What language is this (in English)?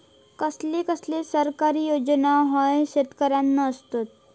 Marathi